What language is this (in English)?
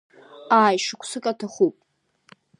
Abkhazian